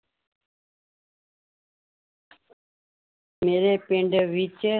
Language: Punjabi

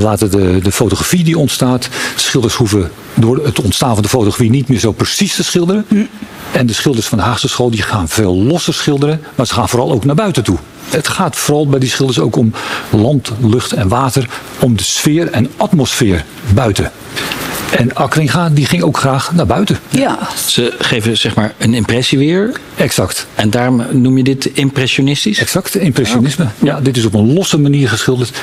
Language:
Dutch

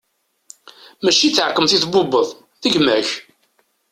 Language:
Kabyle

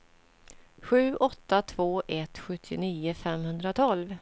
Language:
Swedish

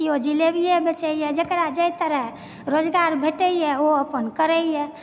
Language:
Maithili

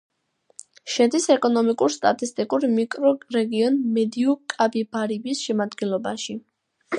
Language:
Georgian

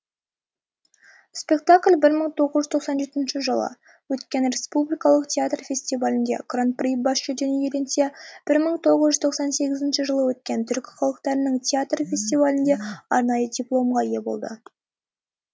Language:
Kazakh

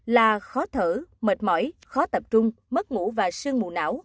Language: Vietnamese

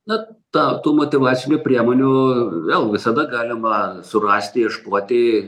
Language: Lithuanian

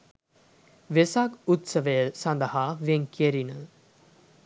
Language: Sinhala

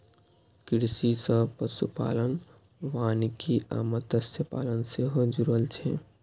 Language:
Maithili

